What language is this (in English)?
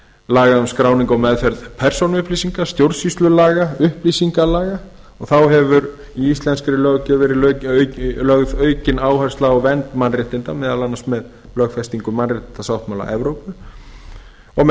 Icelandic